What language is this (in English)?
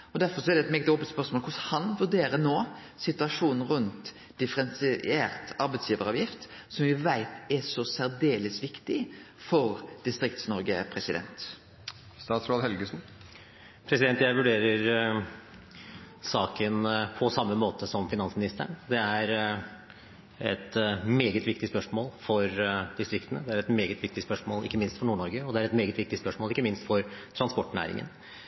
Norwegian